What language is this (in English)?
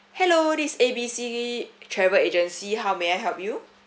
English